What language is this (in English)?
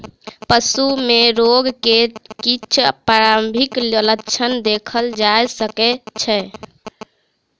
Maithili